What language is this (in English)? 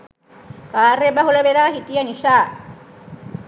Sinhala